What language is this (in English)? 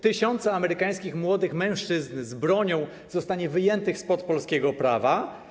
Polish